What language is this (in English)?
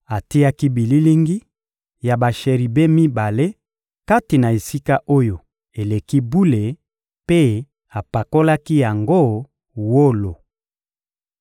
Lingala